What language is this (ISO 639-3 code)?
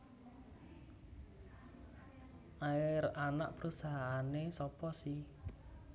jav